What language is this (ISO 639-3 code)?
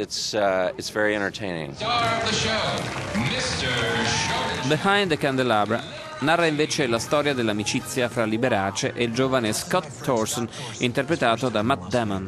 ita